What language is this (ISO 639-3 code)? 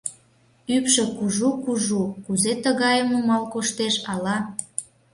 chm